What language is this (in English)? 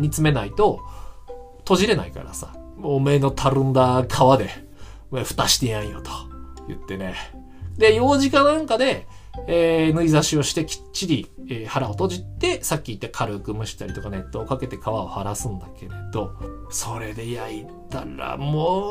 Japanese